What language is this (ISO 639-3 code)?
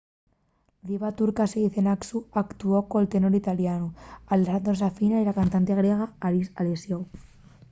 ast